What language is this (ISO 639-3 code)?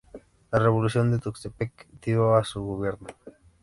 spa